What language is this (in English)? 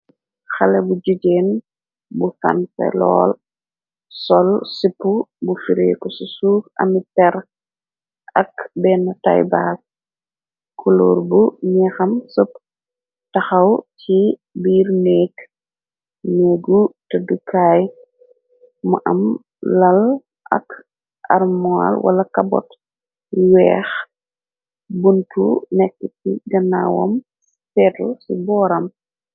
Wolof